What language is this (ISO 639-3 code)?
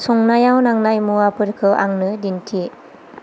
brx